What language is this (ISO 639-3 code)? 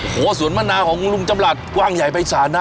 tha